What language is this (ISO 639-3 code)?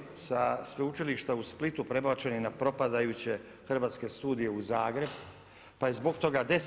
hrv